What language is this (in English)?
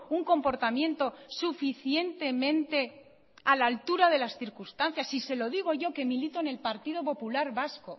Spanish